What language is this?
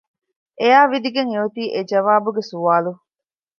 Divehi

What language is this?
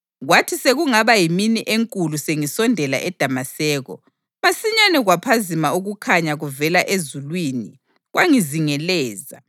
North Ndebele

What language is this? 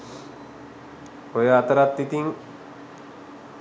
Sinhala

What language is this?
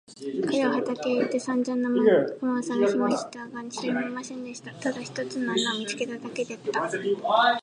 Japanese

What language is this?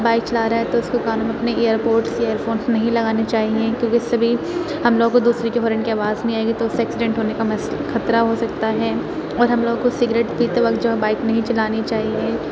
Urdu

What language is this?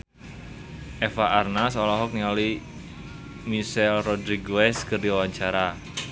Sundanese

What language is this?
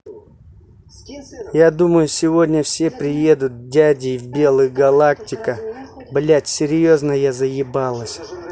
Russian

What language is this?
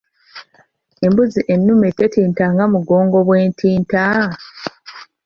Ganda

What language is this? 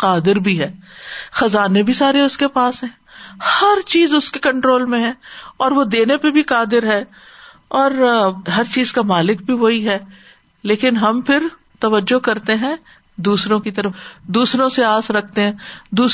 Urdu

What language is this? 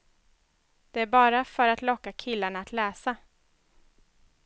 Swedish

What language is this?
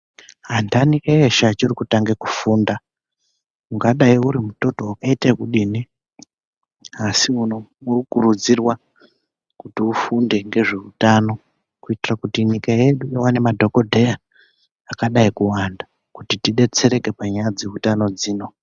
Ndau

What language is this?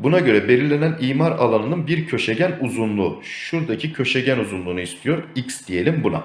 Turkish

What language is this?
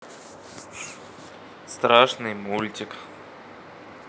Russian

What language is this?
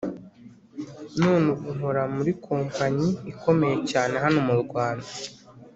Kinyarwanda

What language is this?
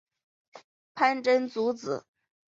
Chinese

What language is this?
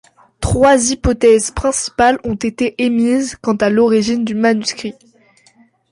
French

